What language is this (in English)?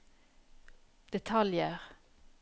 Norwegian